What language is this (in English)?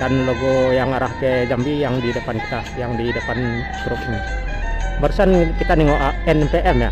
Indonesian